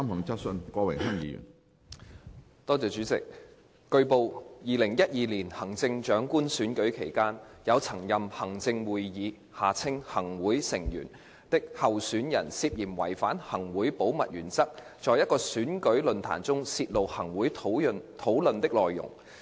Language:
Cantonese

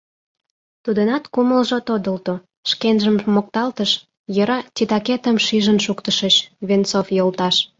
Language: Mari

